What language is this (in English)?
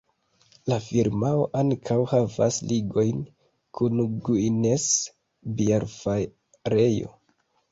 Esperanto